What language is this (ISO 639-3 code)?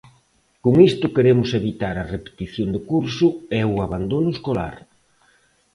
glg